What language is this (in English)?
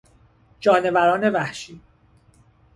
Persian